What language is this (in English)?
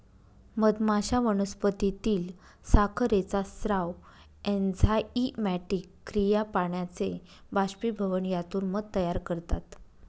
Marathi